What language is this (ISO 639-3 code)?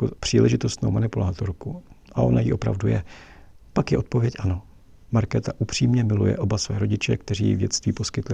ces